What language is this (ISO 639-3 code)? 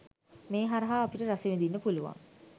sin